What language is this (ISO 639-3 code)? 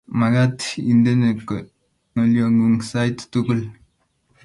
kln